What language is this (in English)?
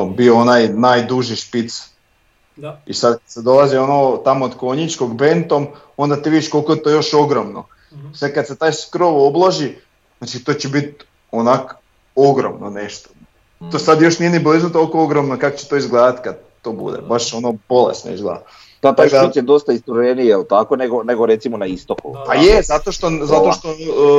Croatian